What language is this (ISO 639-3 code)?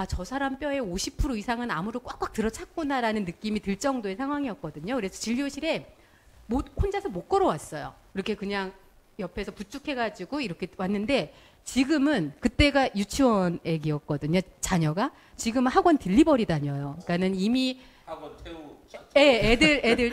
kor